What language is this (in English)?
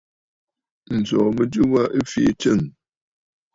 Bafut